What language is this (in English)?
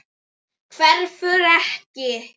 Icelandic